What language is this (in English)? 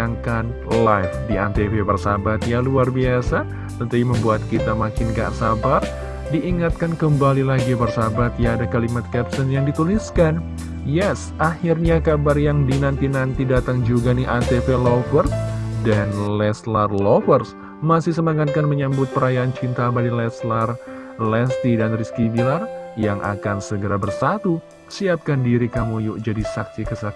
Indonesian